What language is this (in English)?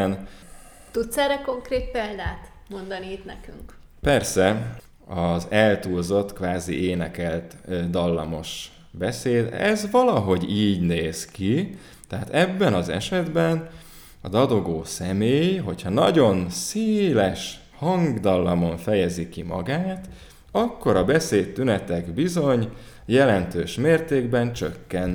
Hungarian